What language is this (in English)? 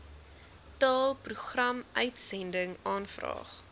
Afrikaans